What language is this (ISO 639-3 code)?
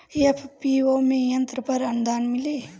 bho